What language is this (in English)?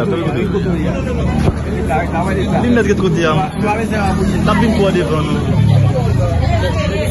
French